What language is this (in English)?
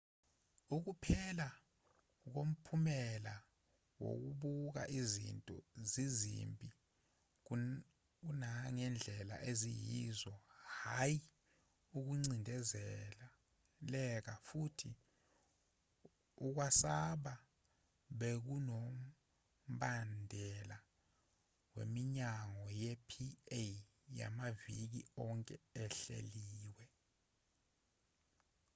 Zulu